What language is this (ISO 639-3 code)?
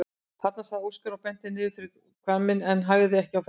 isl